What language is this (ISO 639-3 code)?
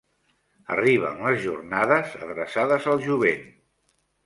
cat